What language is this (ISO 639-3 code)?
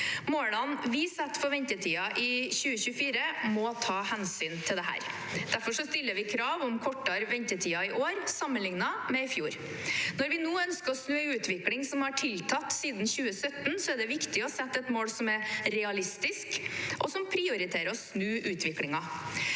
nor